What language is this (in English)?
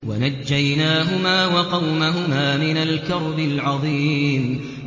Arabic